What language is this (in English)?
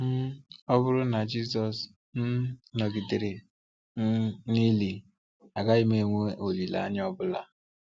Igbo